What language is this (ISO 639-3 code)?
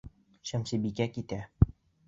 bak